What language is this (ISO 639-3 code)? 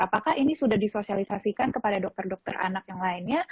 ind